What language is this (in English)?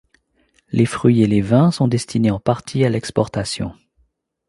French